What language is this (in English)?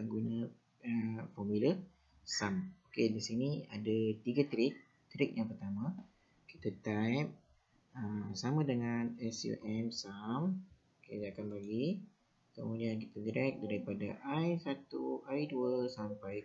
Malay